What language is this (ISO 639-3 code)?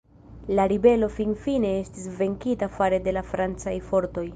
epo